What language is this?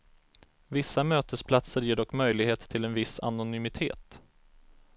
Swedish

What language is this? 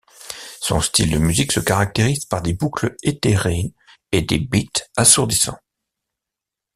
French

